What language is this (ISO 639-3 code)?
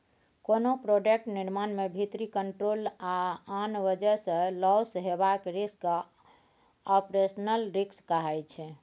mai